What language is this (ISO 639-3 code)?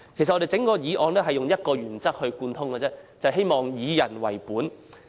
yue